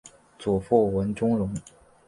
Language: Chinese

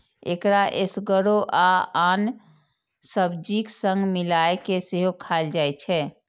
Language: Maithili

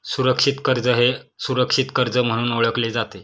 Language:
Marathi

